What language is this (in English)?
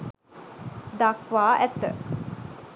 Sinhala